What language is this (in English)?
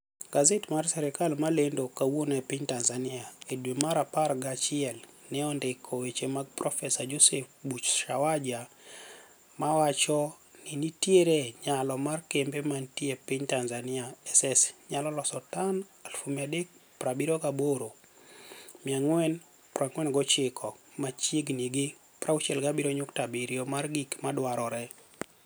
Luo (Kenya and Tanzania)